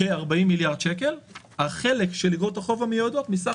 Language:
Hebrew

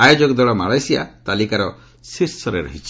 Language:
Odia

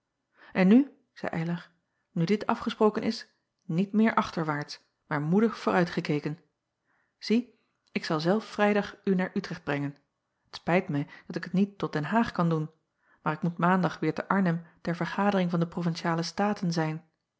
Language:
Dutch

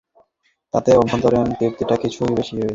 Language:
Bangla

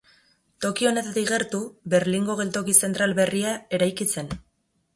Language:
Basque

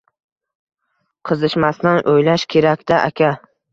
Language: Uzbek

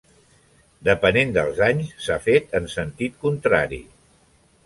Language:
Catalan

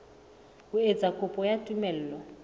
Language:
Southern Sotho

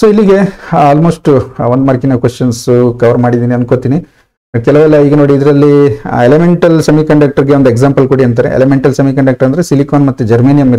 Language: English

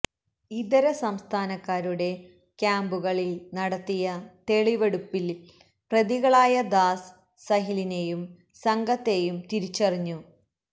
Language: Malayalam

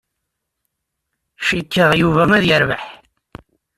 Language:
Kabyle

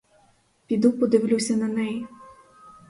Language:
Ukrainian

